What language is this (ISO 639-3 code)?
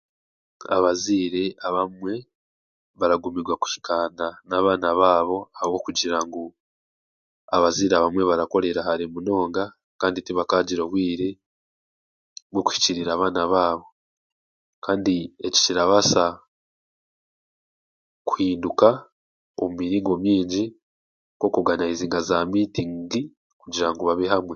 cgg